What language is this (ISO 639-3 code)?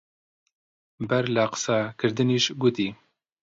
ckb